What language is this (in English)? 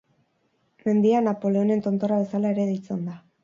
Basque